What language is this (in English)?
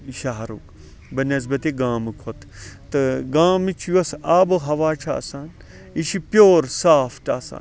Kashmiri